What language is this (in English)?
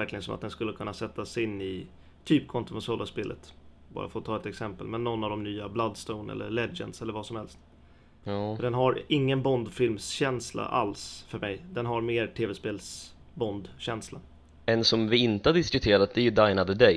Swedish